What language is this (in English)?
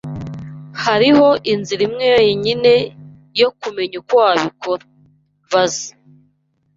Kinyarwanda